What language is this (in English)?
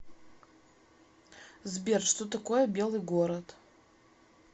Russian